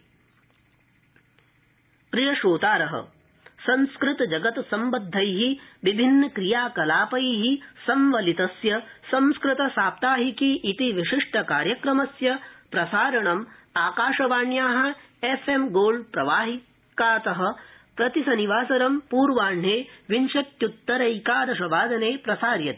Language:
Sanskrit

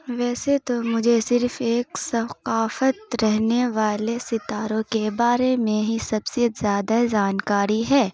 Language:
Urdu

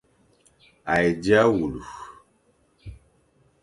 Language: Fang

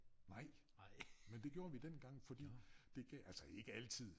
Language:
Danish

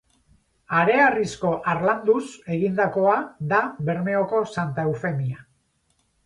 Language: Basque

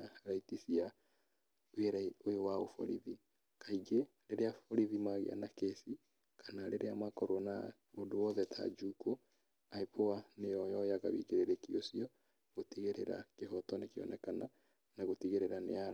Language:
Kikuyu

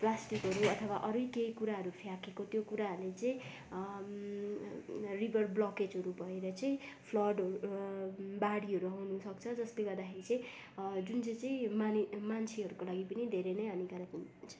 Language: Nepali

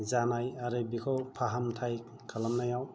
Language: Bodo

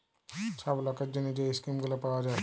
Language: Bangla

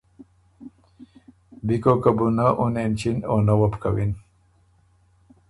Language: Ormuri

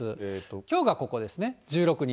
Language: Japanese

